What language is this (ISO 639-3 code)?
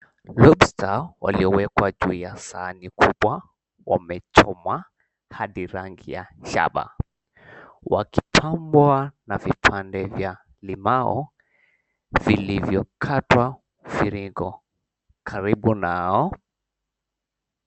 swa